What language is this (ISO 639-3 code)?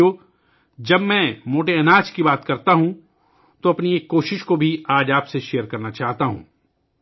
urd